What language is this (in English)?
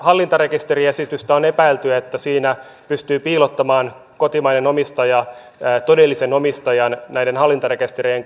Finnish